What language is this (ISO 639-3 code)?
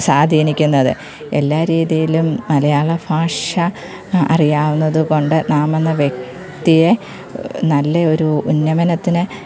mal